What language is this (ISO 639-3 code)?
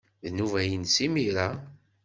kab